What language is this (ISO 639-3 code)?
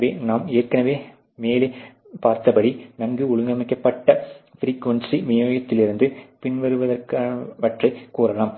tam